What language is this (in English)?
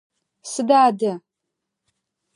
Adyghe